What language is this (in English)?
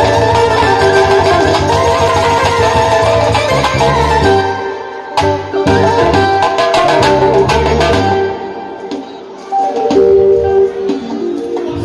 Turkish